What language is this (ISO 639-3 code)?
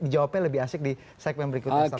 ind